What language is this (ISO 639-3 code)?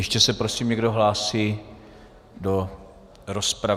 ces